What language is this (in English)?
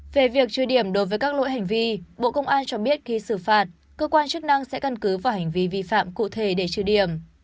Vietnamese